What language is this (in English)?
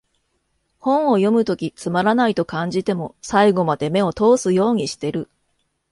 Japanese